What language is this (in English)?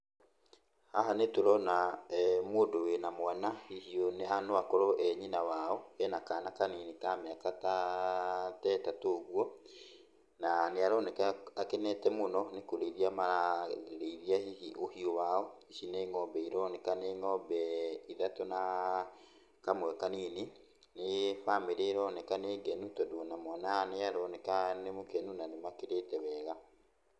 Kikuyu